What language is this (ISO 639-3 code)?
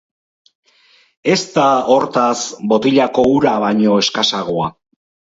eus